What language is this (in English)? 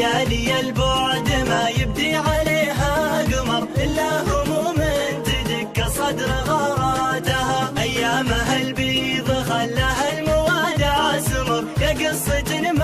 Arabic